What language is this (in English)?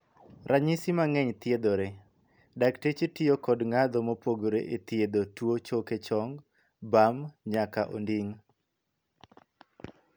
Luo (Kenya and Tanzania)